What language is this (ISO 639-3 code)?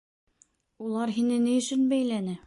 bak